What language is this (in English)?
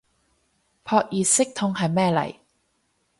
Cantonese